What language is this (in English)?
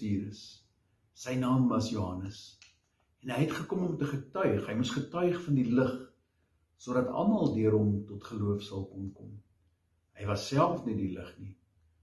Dutch